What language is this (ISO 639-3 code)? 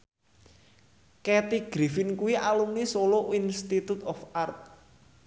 jav